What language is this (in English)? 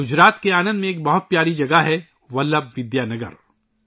Urdu